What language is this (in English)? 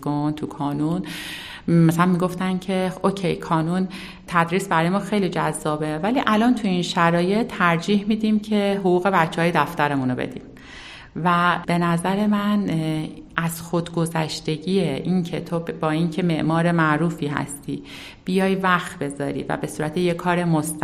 Persian